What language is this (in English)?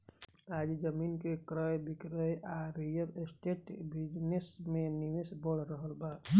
Bhojpuri